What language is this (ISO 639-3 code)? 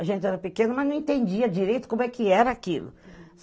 por